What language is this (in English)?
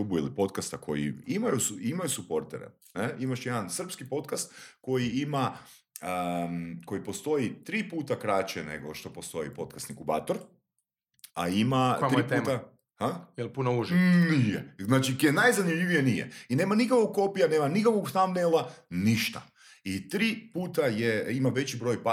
Croatian